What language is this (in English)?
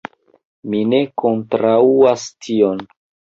Esperanto